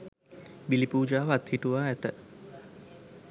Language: Sinhala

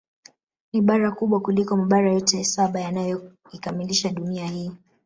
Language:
Swahili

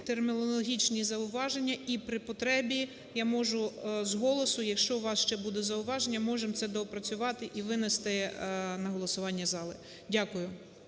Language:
Ukrainian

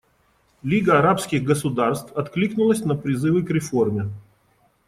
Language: Russian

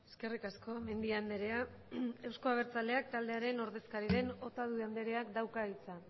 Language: Basque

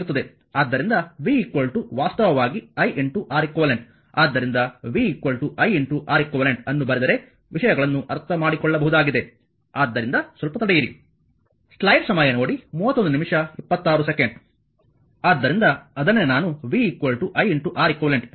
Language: Kannada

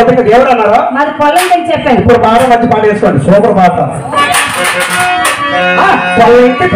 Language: Telugu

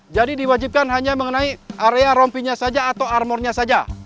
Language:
Indonesian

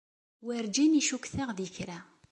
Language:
Kabyle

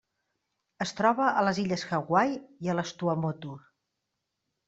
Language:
Catalan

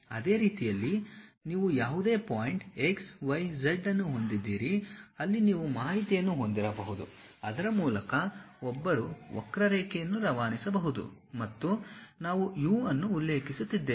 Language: Kannada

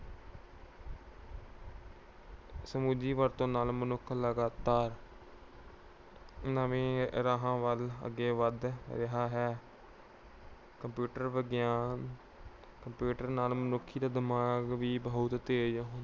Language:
Punjabi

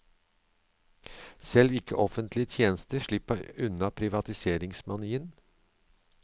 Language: Norwegian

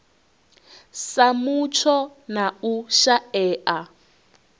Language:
Venda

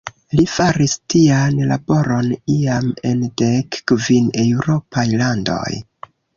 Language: Esperanto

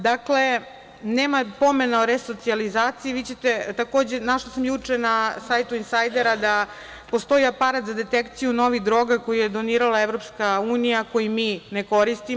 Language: Serbian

